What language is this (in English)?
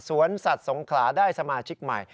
Thai